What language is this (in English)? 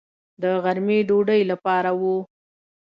Pashto